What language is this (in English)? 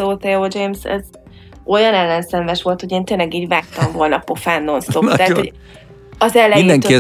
Hungarian